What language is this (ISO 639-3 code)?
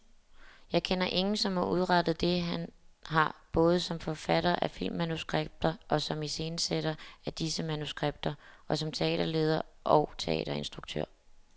dan